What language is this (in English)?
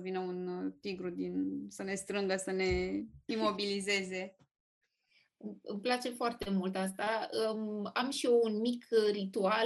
Romanian